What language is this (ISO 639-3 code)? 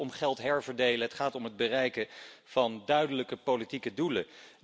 nld